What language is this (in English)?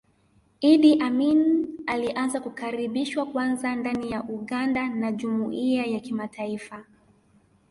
Swahili